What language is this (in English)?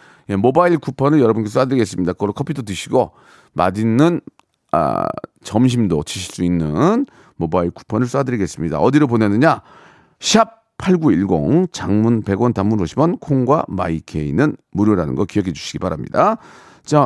Korean